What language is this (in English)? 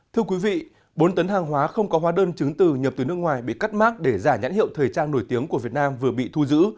Vietnamese